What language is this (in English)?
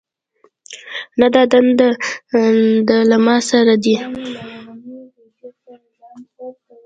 Pashto